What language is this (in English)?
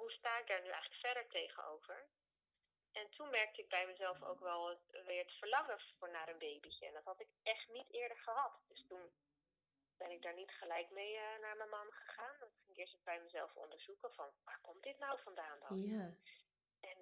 Dutch